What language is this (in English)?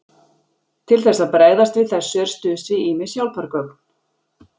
Icelandic